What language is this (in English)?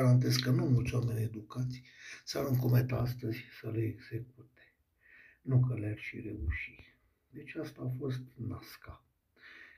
Romanian